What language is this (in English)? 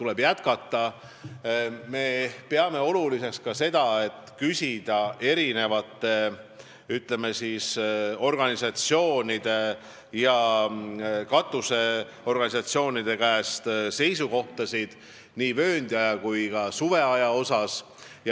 Estonian